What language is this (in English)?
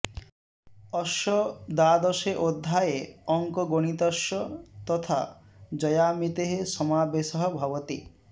Sanskrit